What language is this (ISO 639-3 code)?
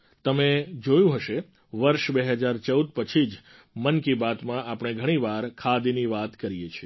guj